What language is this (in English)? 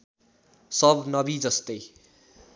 Nepali